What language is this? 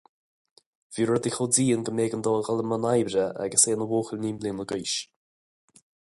Irish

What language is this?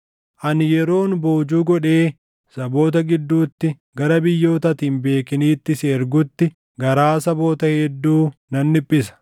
Oromo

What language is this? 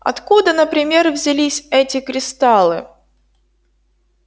Russian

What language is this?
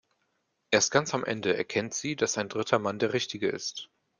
German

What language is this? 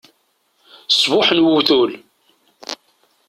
Kabyle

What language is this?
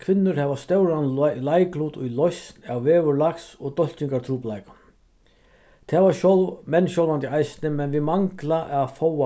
Faroese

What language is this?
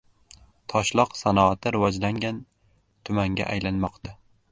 Uzbek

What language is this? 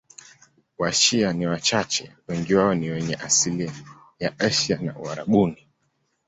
Swahili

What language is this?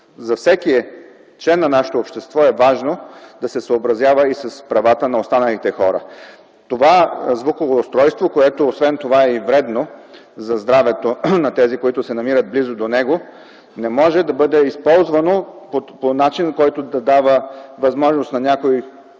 Bulgarian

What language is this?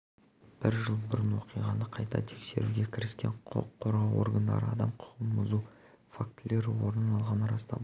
Kazakh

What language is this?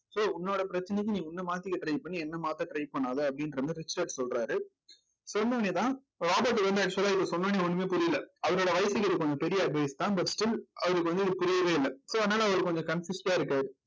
Tamil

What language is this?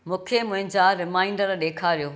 Sindhi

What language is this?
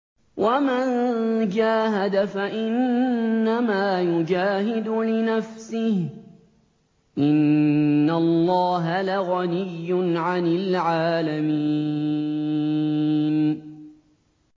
Arabic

